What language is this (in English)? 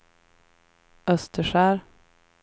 Swedish